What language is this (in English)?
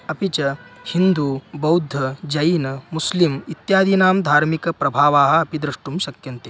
Sanskrit